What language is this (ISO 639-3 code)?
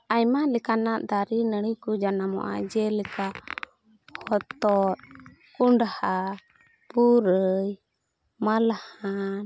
sat